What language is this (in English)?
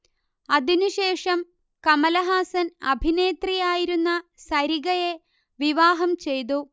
Malayalam